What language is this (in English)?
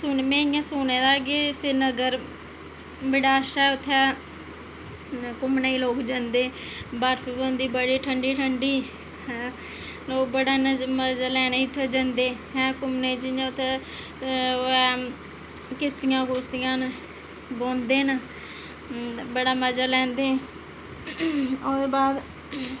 Dogri